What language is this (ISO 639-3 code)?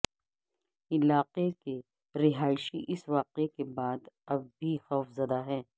urd